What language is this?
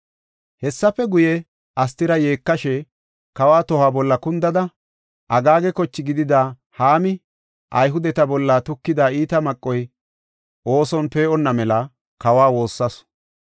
Gofa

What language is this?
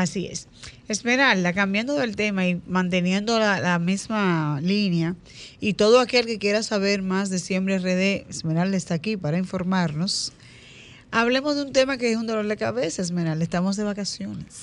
Spanish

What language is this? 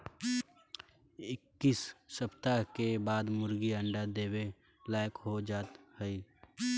Bhojpuri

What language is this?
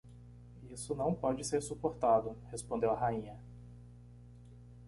Portuguese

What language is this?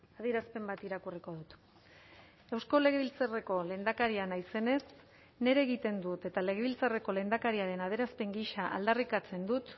Basque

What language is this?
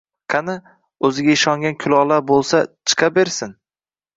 Uzbek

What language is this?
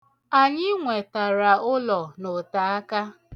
Igbo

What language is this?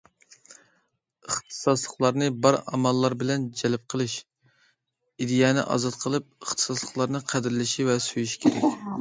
Uyghur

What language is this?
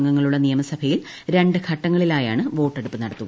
Malayalam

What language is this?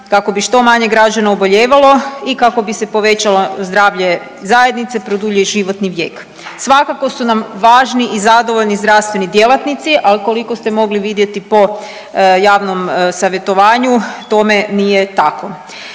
Croatian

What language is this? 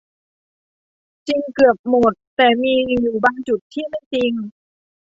Thai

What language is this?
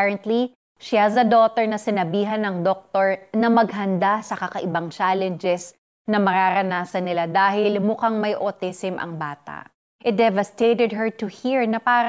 Filipino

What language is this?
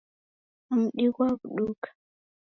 Taita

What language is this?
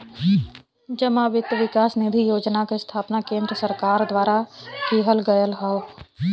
Bhojpuri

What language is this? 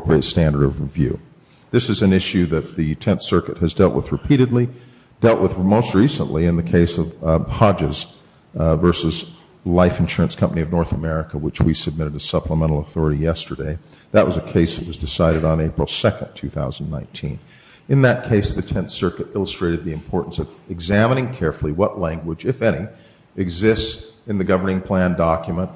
English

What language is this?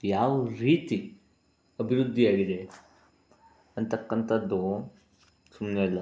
Kannada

